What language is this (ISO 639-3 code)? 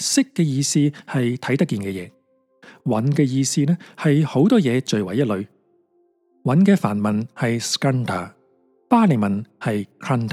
zho